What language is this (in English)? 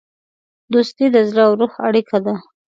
Pashto